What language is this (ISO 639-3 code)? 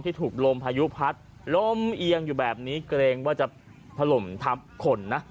tha